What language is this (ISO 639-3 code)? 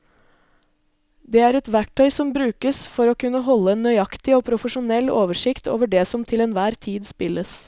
nor